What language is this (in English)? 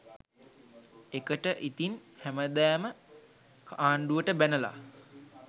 Sinhala